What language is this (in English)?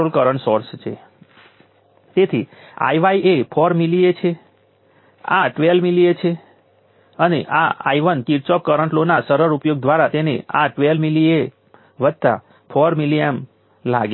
Gujarati